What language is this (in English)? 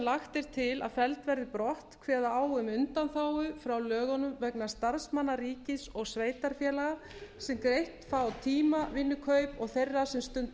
Icelandic